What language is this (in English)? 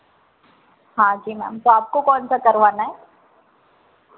Hindi